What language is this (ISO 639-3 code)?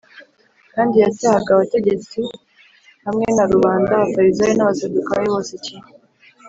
kin